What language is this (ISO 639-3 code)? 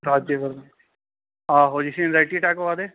doi